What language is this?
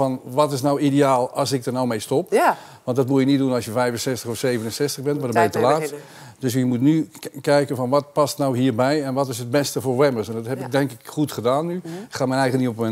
Dutch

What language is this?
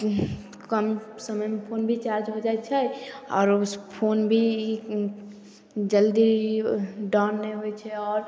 Maithili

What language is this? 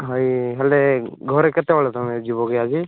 Odia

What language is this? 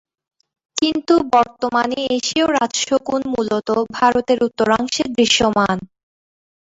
Bangla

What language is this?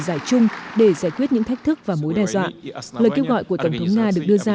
Vietnamese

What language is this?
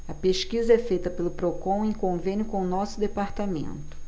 Portuguese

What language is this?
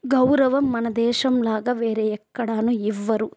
Telugu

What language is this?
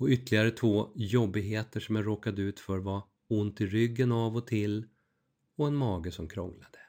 Swedish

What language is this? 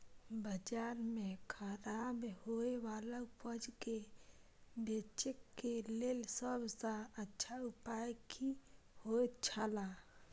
Maithili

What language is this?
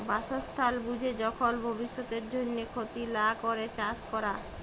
Bangla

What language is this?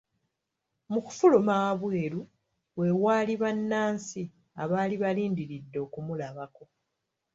Ganda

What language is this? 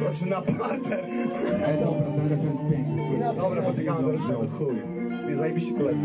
Polish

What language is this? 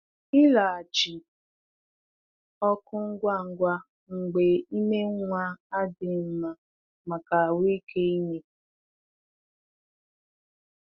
Igbo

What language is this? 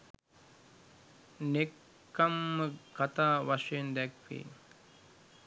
Sinhala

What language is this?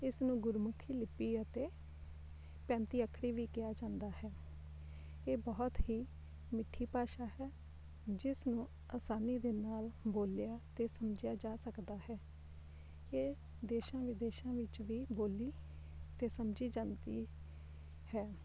Punjabi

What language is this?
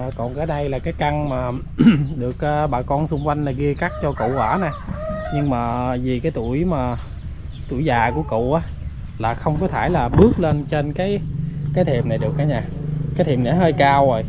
Vietnamese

